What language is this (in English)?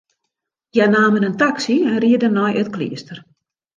Western Frisian